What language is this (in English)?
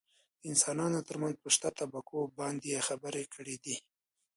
Pashto